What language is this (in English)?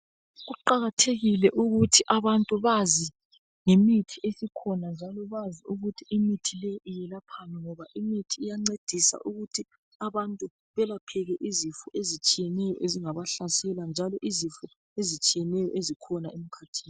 North Ndebele